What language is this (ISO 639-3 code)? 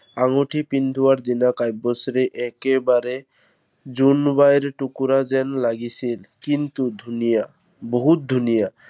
asm